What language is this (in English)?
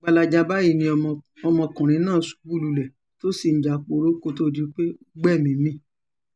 Yoruba